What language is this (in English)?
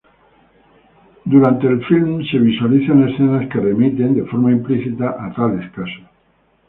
Spanish